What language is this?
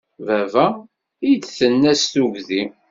Kabyle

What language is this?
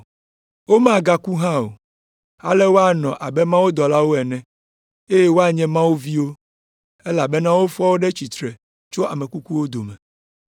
Ewe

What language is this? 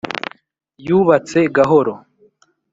Kinyarwanda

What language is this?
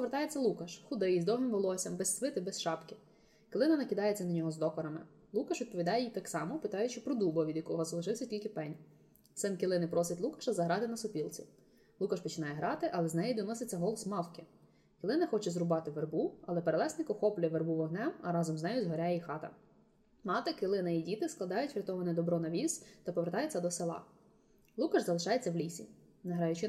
Ukrainian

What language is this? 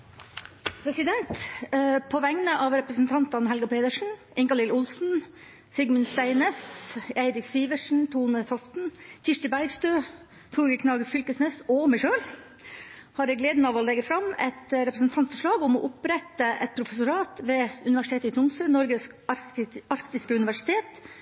Norwegian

